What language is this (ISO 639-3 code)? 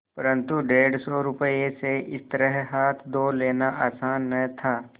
hin